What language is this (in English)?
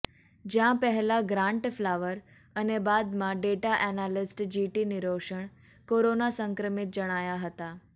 Gujarati